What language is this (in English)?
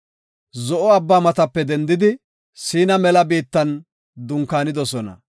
Gofa